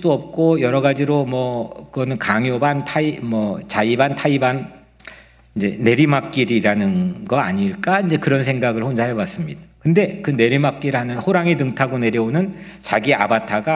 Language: Korean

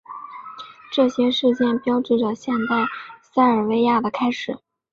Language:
Chinese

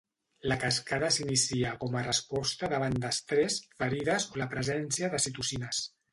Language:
Catalan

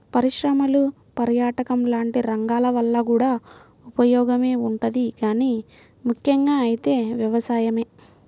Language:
Telugu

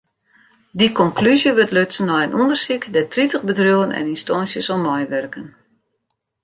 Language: Western Frisian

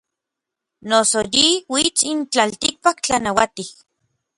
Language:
Orizaba Nahuatl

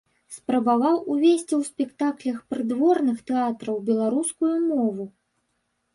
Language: Belarusian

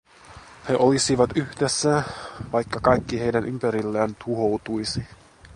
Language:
Finnish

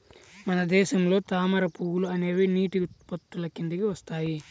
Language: Telugu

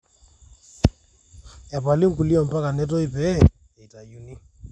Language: Masai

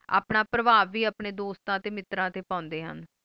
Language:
Punjabi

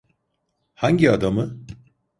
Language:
Turkish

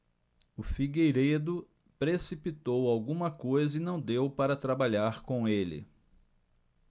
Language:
Portuguese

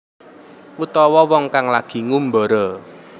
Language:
Javanese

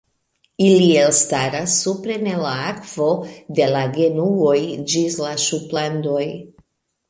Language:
Esperanto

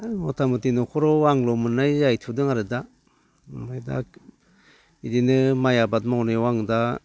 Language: Bodo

